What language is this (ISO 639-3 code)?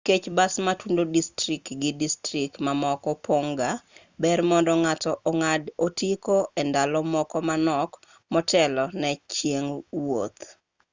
luo